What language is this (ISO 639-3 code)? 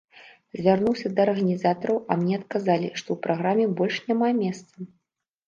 bel